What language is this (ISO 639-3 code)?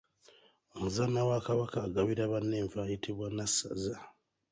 lug